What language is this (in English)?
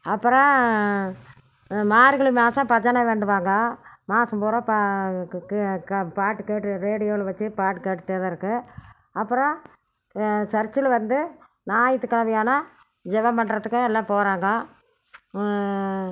Tamil